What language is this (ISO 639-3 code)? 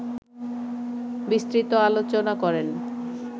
ben